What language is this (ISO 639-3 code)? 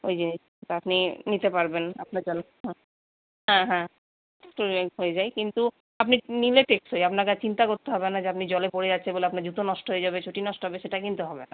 ben